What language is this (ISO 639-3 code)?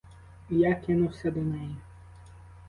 ukr